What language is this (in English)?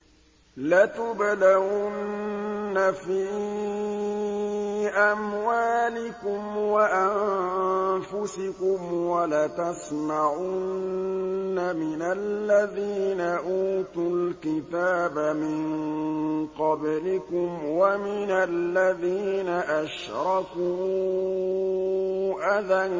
Arabic